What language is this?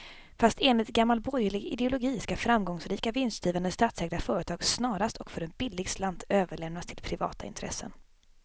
Swedish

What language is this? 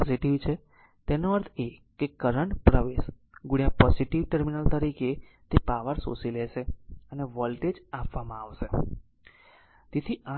Gujarati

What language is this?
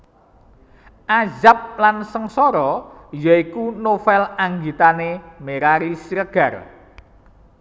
Javanese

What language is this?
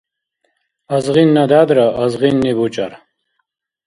Dargwa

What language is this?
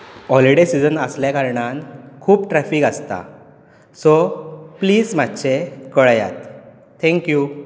Konkani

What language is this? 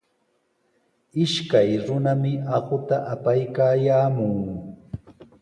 Sihuas Ancash Quechua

